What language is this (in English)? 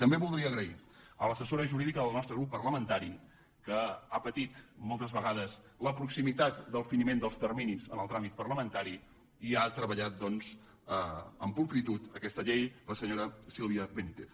Catalan